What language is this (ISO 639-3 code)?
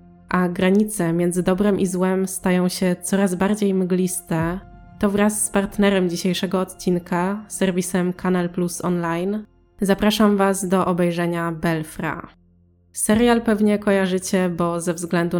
pol